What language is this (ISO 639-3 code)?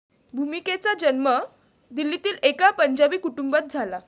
mar